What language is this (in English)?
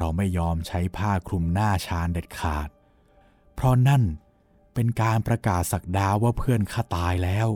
Thai